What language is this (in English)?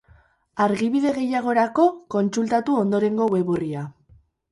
Basque